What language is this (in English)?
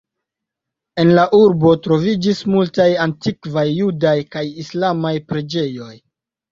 Esperanto